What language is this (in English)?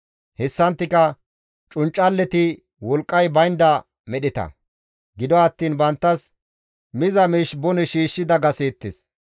Gamo